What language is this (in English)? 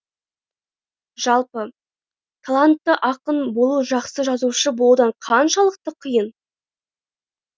Kazakh